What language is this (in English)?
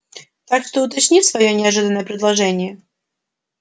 Russian